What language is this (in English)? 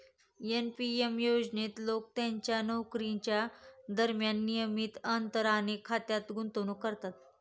Marathi